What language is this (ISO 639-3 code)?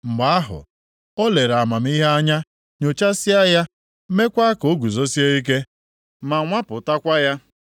ibo